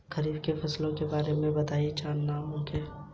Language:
Hindi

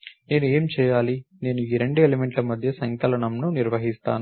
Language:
Telugu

